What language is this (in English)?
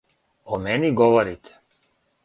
Serbian